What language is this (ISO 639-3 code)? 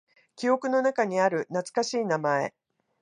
jpn